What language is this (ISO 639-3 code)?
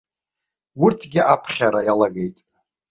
abk